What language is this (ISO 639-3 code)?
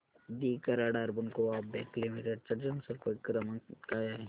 mar